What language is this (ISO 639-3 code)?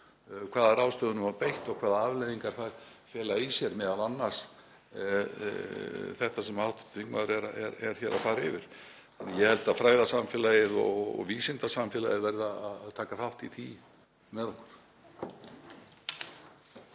isl